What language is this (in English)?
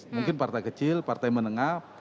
Indonesian